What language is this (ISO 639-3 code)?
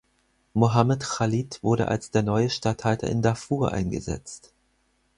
deu